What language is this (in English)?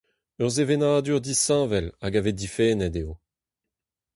Breton